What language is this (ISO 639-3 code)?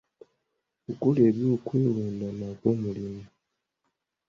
lug